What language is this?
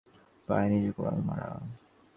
Bangla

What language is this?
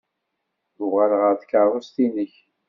Kabyle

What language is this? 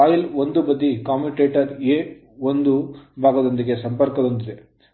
Kannada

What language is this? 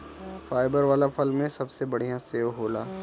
Bhojpuri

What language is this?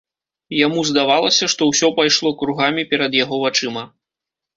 Belarusian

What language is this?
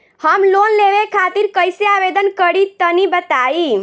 Bhojpuri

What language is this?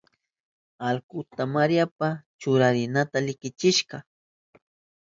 Southern Pastaza Quechua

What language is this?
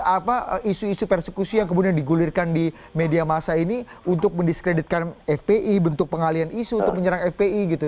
Indonesian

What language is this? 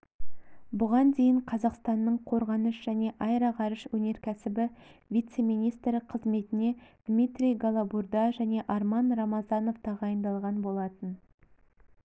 Kazakh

